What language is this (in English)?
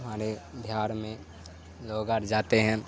Urdu